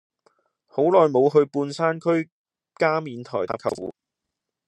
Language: Cantonese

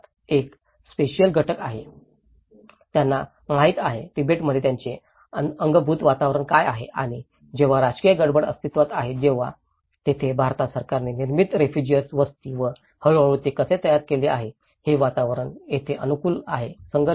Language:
Marathi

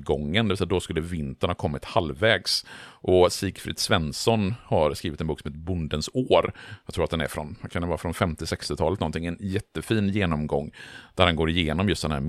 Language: Swedish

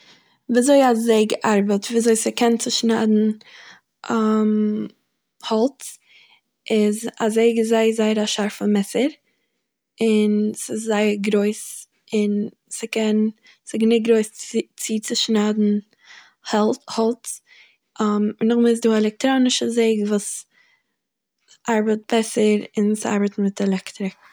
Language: Yiddish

